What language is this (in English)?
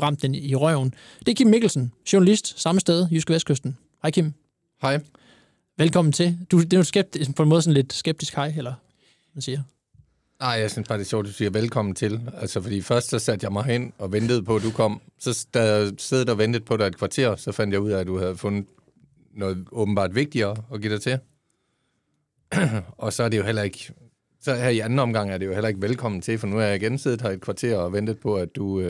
Danish